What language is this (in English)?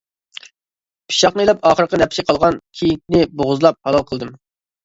Uyghur